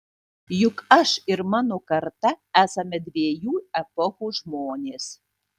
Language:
Lithuanian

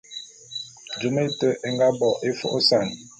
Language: Bulu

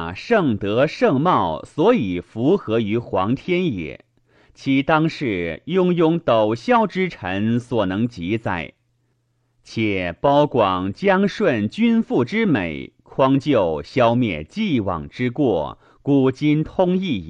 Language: Chinese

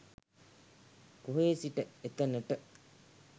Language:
Sinhala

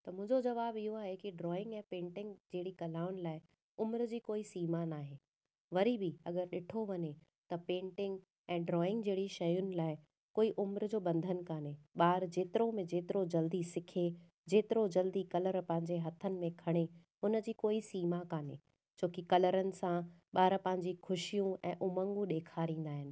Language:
Sindhi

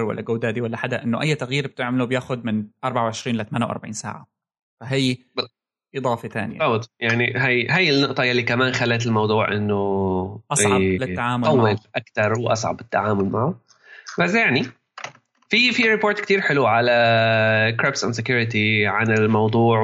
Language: Arabic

